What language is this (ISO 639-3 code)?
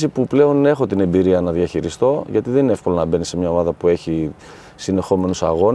ell